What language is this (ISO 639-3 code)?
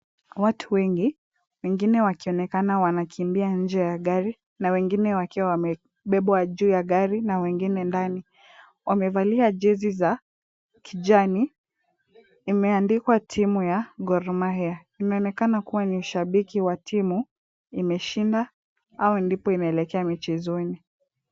swa